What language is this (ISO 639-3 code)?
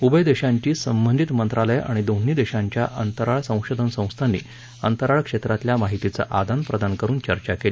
mar